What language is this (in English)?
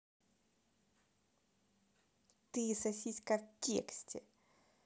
Russian